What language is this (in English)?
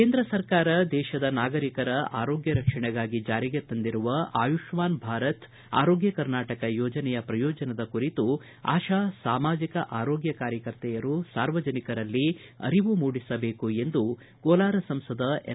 Kannada